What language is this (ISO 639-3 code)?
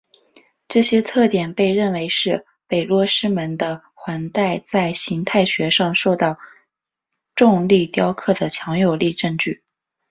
zho